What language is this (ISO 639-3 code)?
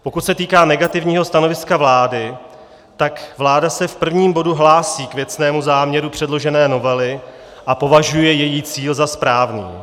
ces